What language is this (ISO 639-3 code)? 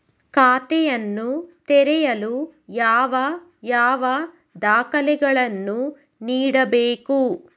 kan